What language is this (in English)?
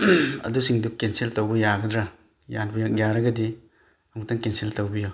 Manipuri